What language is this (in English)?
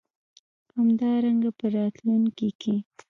Pashto